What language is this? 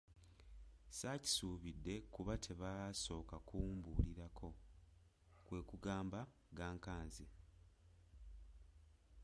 Ganda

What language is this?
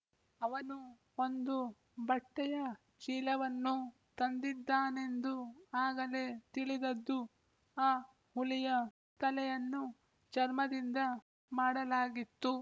Kannada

